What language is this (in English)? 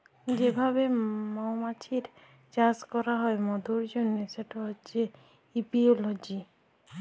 Bangla